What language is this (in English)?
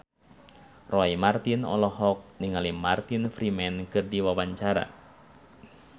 Sundanese